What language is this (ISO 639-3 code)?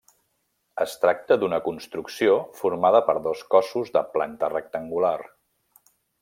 cat